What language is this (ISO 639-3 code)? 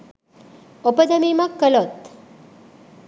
sin